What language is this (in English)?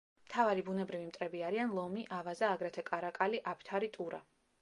Georgian